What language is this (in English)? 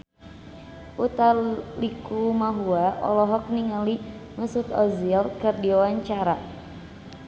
Sundanese